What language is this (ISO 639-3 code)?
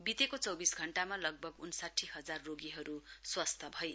nep